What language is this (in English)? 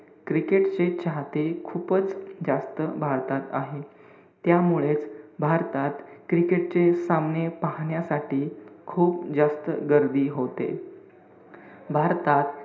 Marathi